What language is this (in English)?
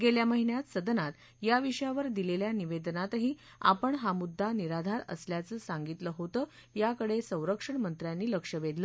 Marathi